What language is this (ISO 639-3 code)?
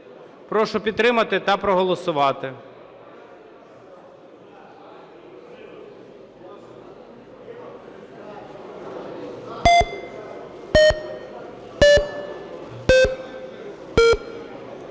ukr